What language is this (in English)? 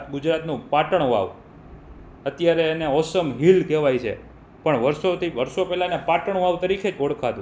Gujarati